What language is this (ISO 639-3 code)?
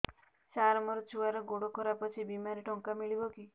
ori